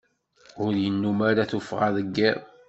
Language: Kabyle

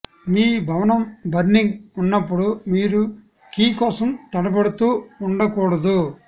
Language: Telugu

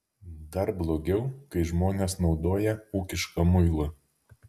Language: Lithuanian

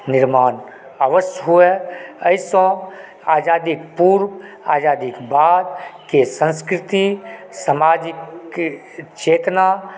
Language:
Maithili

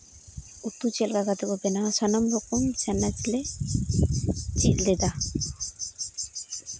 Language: Santali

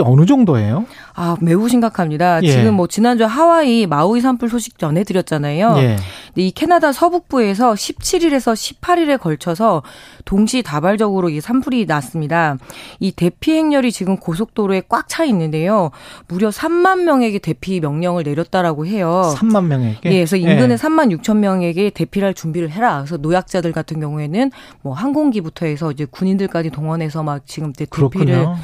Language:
Korean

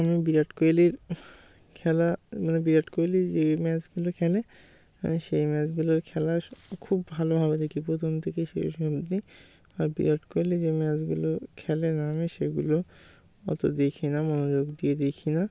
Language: Bangla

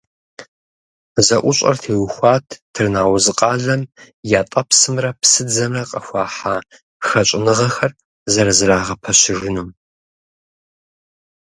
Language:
Kabardian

